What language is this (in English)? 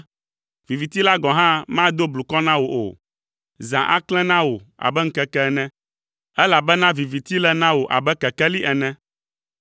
Ewe